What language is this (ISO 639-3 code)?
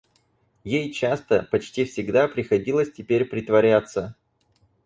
rus